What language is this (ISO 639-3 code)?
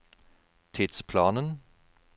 nor